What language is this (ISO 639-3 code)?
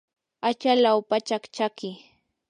qur